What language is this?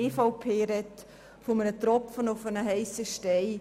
Swiss German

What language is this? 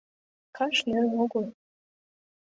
Mari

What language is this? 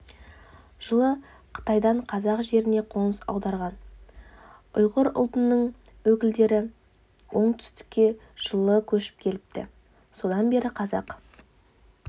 Kazakh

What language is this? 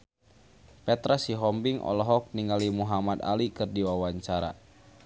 Sundanese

